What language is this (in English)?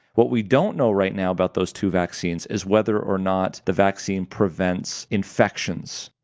English